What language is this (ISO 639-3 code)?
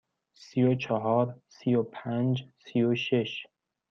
fas